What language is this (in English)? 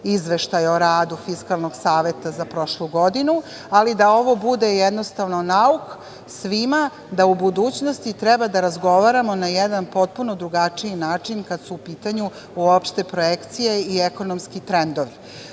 Serbian